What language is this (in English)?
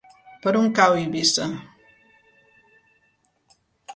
Catalan